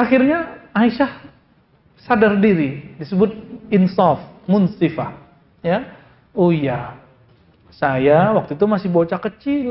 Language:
Indonesian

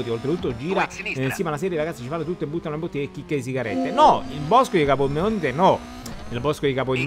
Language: Italian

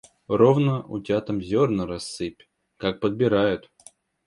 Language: Russian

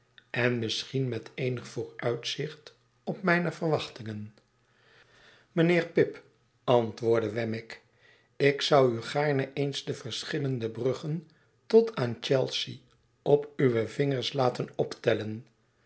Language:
Dutch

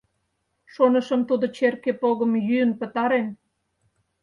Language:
Mari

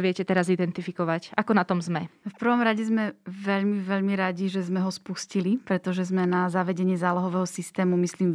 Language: Slovak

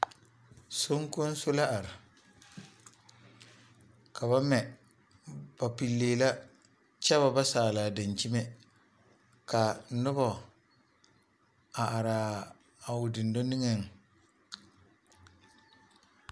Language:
Southern Dagaare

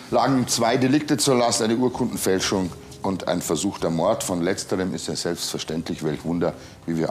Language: German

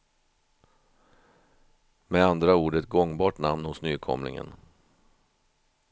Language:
Swedish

